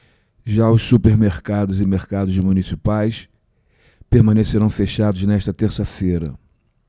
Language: Portuguese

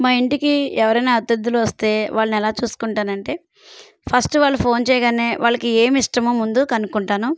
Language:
Telugu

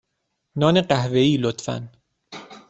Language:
Persian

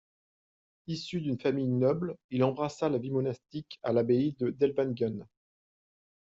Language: French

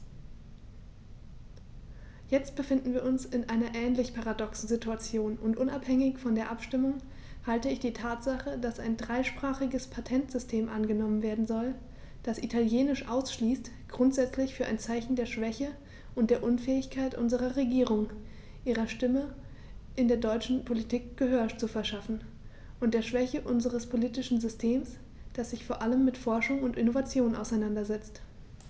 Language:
German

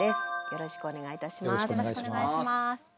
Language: Japanese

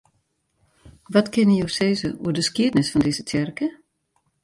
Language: Western Frisian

